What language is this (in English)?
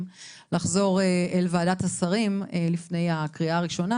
Hebrew